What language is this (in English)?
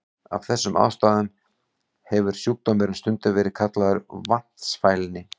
Icelandic